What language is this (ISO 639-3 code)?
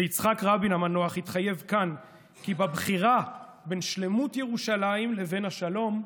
heb